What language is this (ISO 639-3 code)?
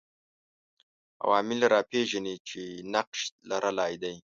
pus